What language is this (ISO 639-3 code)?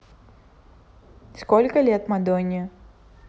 rus